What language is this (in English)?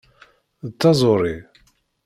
Kabyle